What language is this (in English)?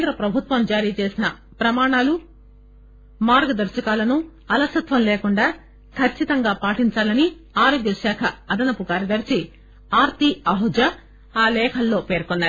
Telugu